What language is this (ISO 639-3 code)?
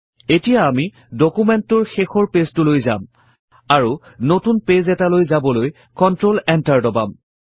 asm